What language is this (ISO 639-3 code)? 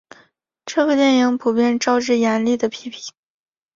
zho